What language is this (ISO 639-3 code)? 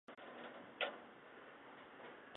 zho